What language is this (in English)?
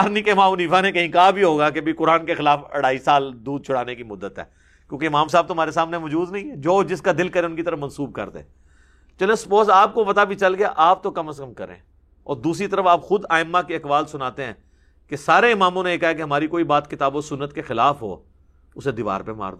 Urdu